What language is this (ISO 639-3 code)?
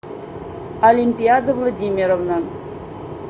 rus